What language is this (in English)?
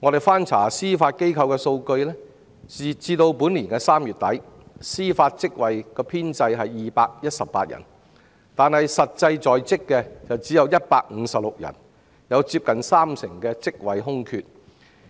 Cantonese